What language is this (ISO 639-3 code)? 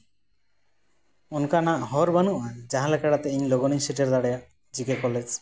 sat